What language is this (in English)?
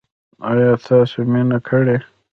Pashto